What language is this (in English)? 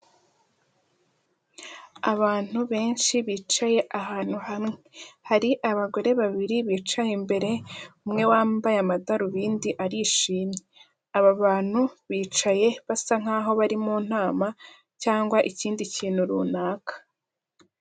Kinyarwanda